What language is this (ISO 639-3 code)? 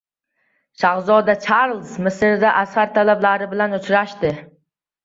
uzb